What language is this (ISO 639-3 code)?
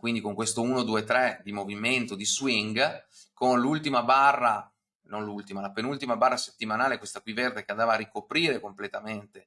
ita